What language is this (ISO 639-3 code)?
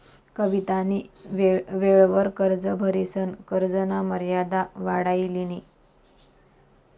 mar